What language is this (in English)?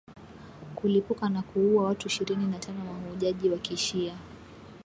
Swahili